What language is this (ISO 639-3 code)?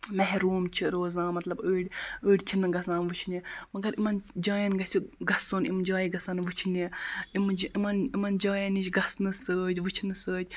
kas